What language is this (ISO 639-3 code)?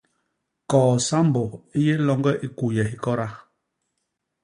bas